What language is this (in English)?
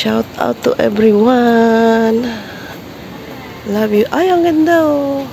Filipino